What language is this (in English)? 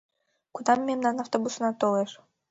Mari